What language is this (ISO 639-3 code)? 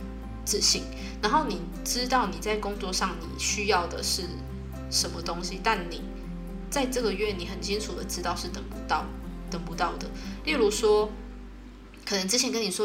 zho